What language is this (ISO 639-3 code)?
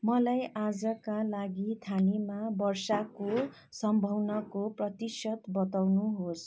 nep